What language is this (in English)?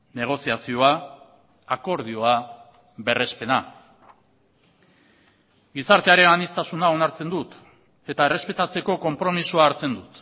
Basque